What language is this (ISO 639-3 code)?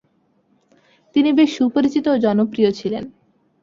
ben